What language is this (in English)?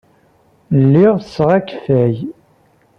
Kabyle